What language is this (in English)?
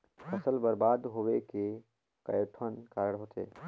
Chhattisgarhi